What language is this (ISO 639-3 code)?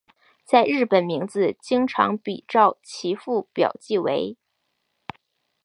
zho